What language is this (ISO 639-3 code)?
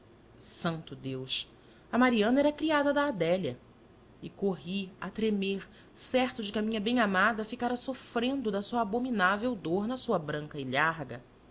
por